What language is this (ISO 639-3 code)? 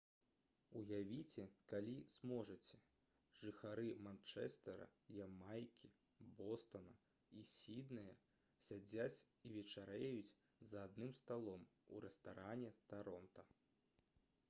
bel